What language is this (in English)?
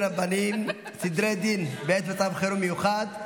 Hebrew